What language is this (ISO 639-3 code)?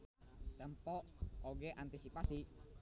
sun